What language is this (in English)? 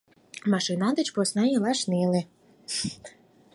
Mari